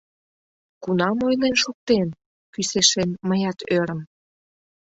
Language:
Mari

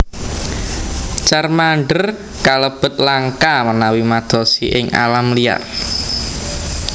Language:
Javanese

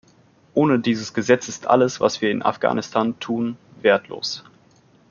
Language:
German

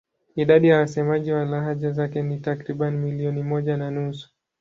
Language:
Swahili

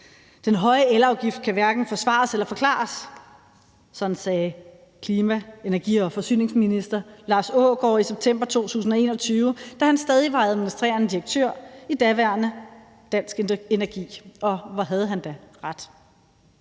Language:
Danish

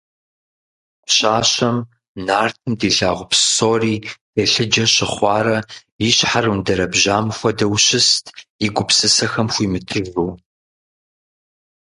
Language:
Kabardian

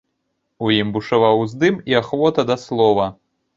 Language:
Belarusian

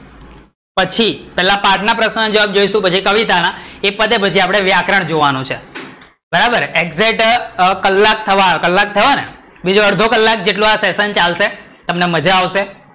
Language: Gujarati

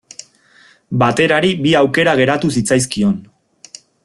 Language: Basque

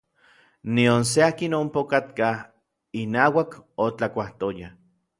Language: Orizaba Nahuatl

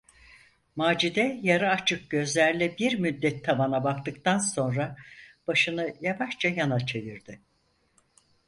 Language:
Turkish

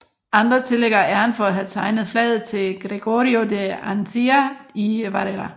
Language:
Danish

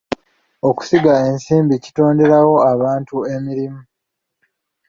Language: Ganda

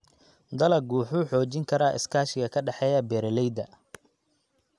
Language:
Somali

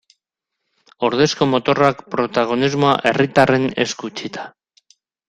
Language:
Basque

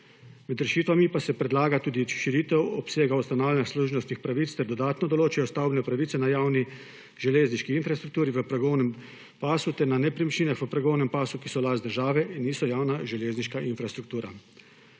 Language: Slovenian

